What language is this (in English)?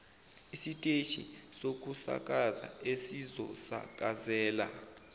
Zulu